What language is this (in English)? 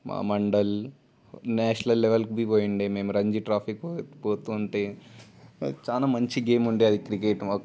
Telugu